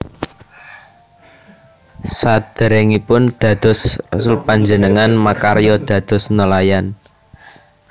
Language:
Javanese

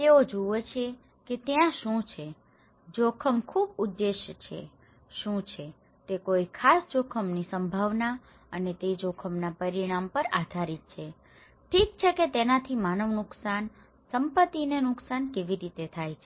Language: Gujarati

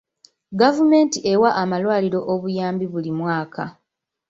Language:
Ganda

